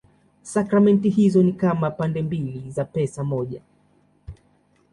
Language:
Swahili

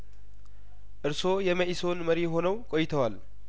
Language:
Amharic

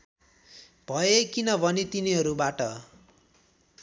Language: Nepali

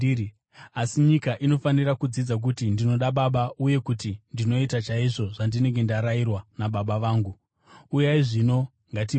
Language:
Shona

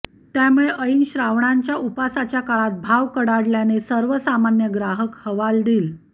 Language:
Marathi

